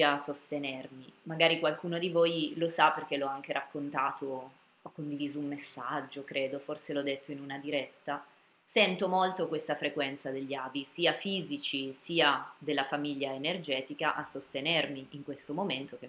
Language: Italian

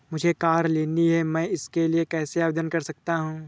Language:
Hindi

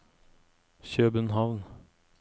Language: Norwegian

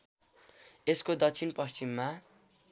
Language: Nepali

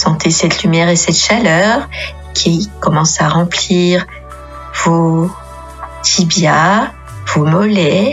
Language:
French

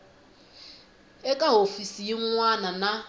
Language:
Tsonga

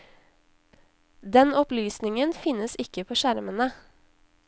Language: Norwegian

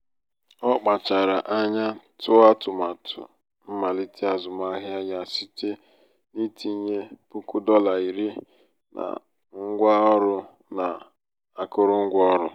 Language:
Igbo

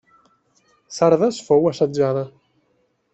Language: Catalan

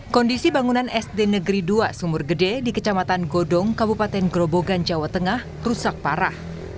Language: Indonesian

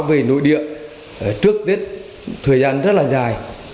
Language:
Vietnamese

